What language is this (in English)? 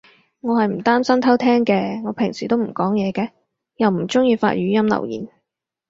Cantonese